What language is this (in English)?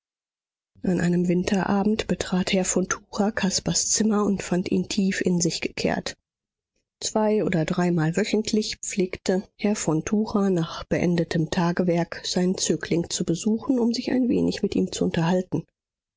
German